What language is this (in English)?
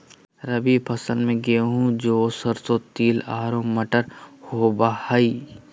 Magahi